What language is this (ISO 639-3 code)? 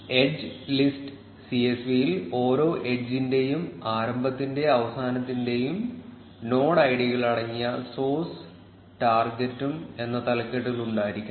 mal